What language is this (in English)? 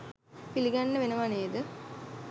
Sinhala